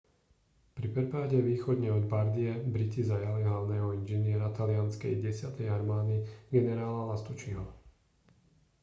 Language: Slovak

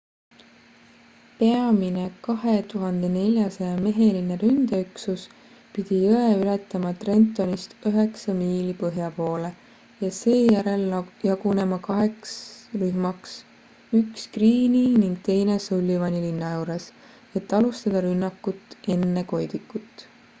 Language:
Estonian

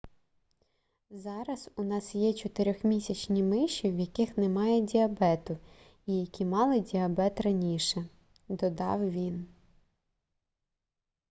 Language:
Ukrainian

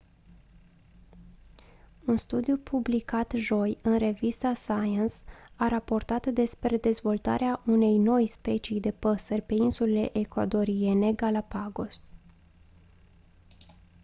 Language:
Romanian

